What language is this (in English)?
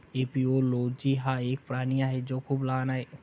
Marathi